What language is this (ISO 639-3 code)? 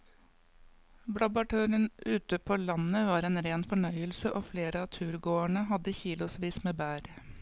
nor